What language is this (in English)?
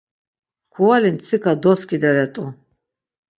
Laz